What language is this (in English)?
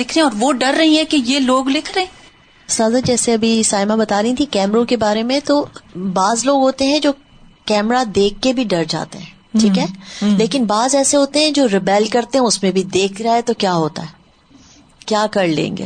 Urdu